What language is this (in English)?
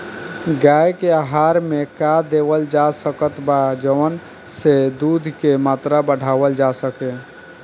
Bhojpuri